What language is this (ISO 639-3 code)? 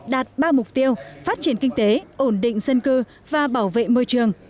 vie